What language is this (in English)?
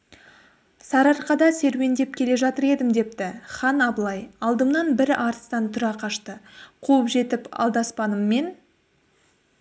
Kazakh